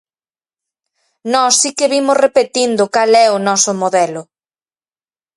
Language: Galician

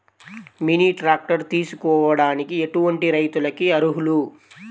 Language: Telugu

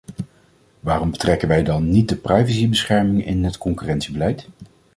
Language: Dutch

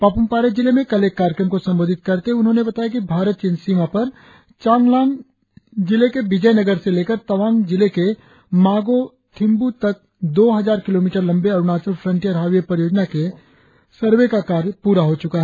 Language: Hindi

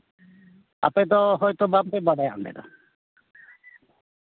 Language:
Santali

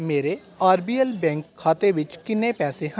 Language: Punjabi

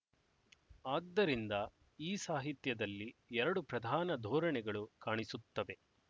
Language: Kannada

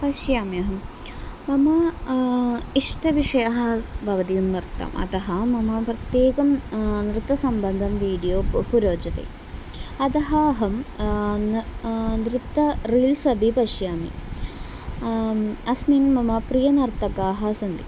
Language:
Sanskrit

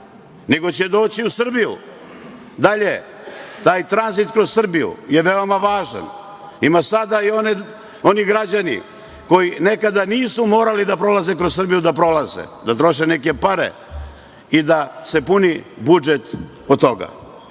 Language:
Serbian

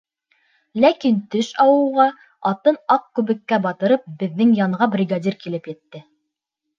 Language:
Bashkir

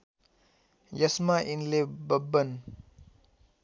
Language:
Nepali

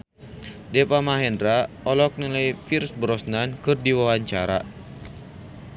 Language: Sundanese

